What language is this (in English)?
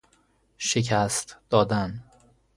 Persian